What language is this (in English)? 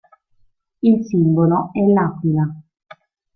Italian